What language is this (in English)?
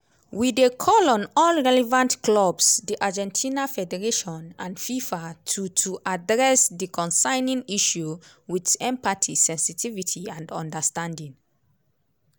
Nigerian Pidgin